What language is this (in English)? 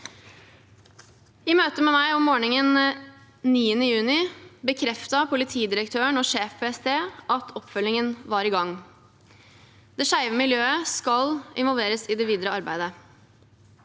Norwegian